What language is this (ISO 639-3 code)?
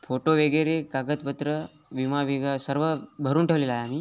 mar